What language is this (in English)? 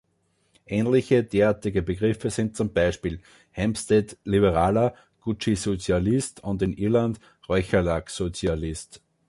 German